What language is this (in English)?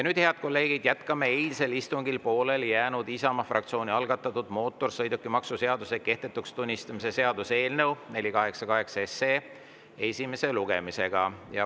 Estonian